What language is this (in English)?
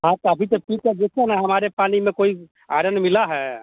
Hindi